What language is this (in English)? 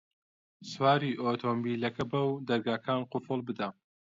Central Kurdish